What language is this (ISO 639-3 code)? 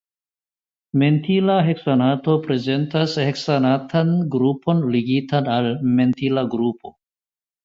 epo